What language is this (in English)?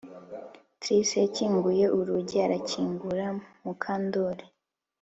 Kinyarwanda